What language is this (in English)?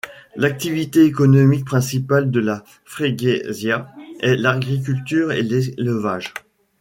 French